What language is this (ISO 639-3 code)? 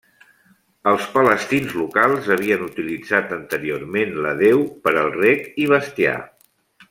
cat